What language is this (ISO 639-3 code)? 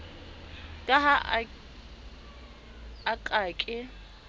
sot